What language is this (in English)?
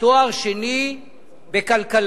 Hebrew